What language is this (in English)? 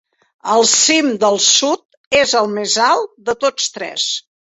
Catalan